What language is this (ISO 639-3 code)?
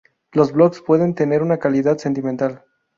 spa